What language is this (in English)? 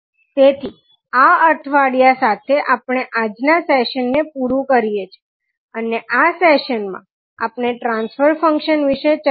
Gujarati